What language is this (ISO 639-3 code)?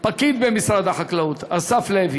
heb